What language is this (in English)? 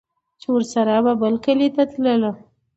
Pashto